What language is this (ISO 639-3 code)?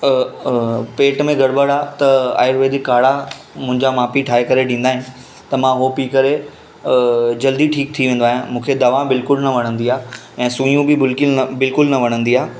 snd